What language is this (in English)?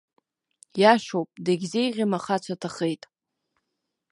Abkhazian